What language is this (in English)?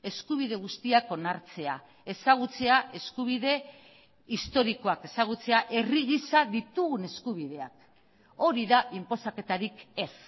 Basque